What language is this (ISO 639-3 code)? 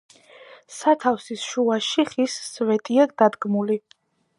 kat